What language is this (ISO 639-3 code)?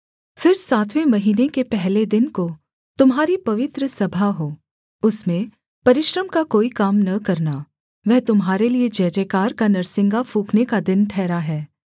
hin